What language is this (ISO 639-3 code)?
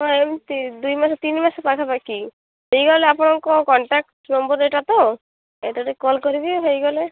ori